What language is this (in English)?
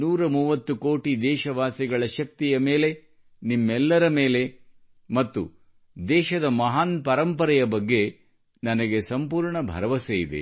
Kannada